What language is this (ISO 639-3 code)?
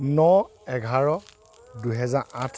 asm